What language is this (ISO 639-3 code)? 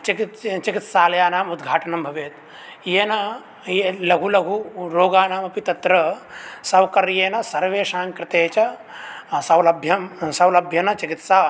san